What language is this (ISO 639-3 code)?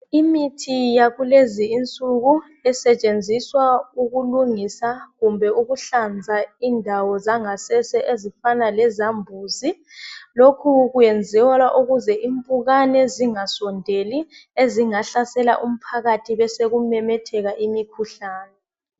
nde